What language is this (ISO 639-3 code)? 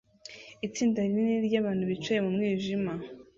kin